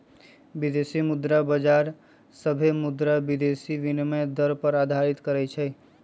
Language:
Magahi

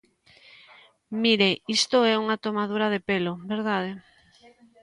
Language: Galician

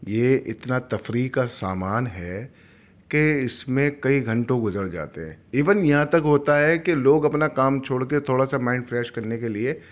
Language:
Urdu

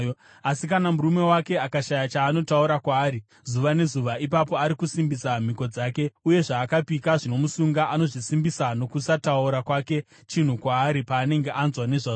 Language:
Shona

